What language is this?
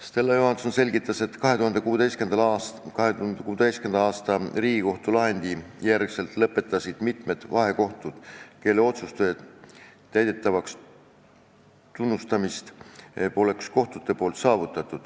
Estonian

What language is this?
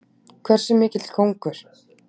Icelandic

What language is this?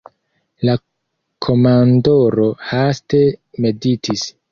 Esperanto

